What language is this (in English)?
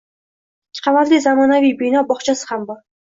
Uzbek